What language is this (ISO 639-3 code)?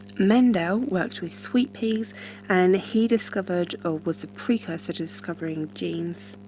eng